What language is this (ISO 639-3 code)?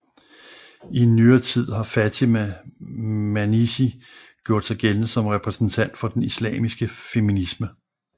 dan